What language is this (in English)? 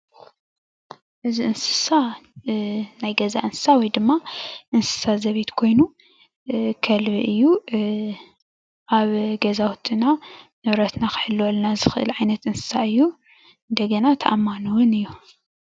Tigrinya